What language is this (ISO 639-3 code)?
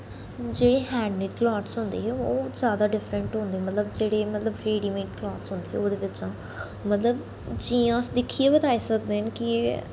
doi